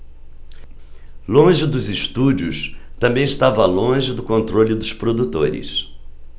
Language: Portuguese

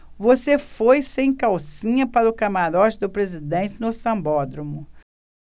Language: Portuguese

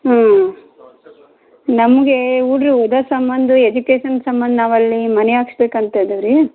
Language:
Kannada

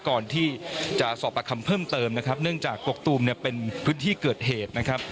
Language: Thai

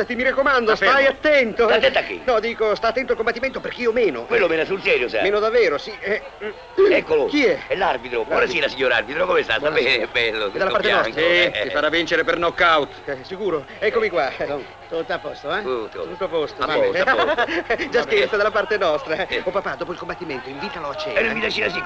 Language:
Italian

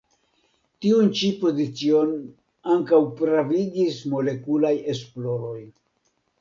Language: Esperanto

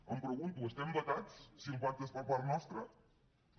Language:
Catalan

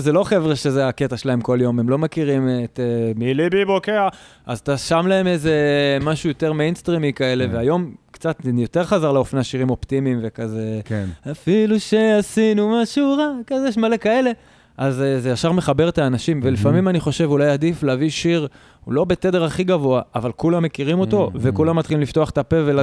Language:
Hebrew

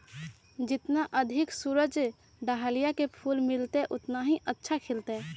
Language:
Magahi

